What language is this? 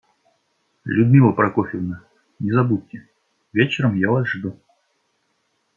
Russian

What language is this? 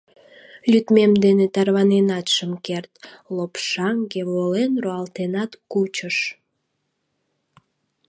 Mari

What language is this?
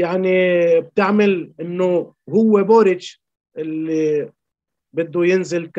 Arabic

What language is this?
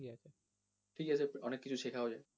Bangla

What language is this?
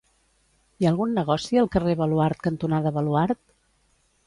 Catalan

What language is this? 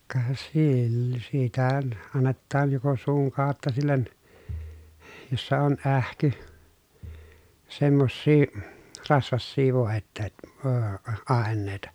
Finnish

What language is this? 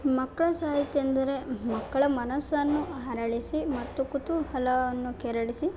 Kannada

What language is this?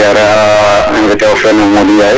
Serer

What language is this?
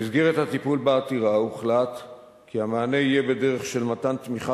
Hebrew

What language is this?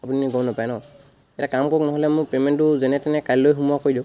Assamese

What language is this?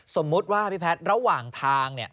Thai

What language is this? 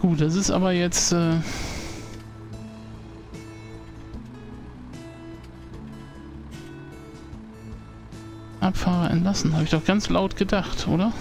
German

